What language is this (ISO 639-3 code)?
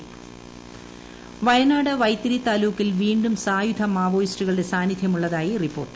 mal